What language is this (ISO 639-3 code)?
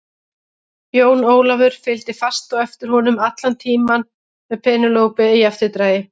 isl